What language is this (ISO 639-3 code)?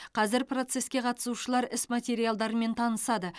kaz